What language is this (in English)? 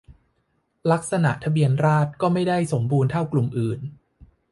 Thai